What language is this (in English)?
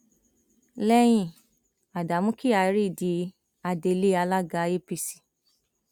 Yoruba